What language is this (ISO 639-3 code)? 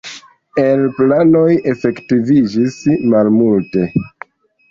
epo